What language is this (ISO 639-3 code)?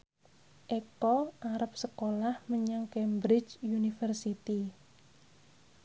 jav